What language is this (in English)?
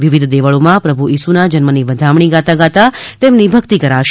Gujarati